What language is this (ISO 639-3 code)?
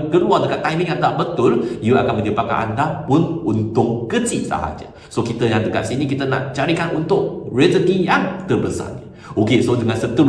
msa